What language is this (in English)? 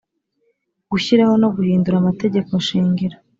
Kinyarwanda